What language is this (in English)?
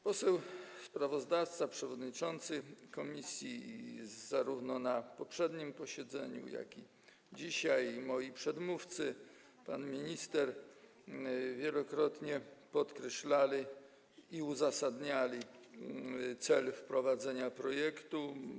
Polish